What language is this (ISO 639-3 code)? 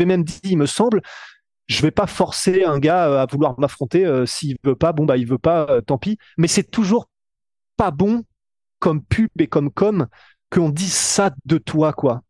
fra